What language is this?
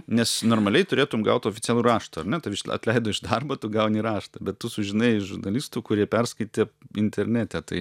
Lithuanian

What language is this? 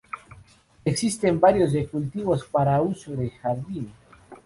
Spanish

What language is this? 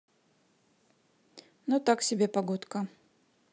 Russian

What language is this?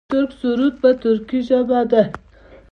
Pashto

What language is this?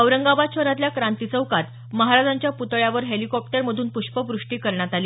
Marathi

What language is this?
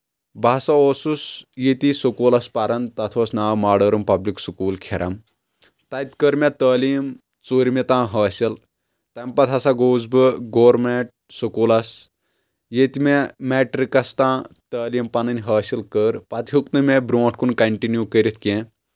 Kashmiri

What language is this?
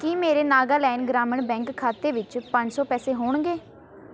Punjabi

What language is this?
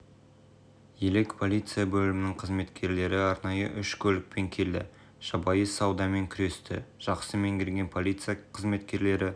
Kazakh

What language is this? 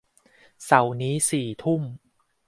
Thai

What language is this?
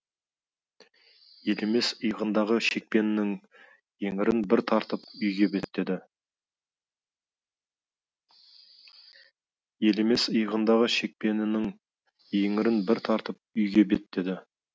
Kazakh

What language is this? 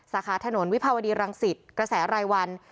Thai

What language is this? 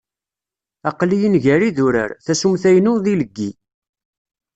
Kabyle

